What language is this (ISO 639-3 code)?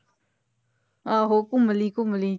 pan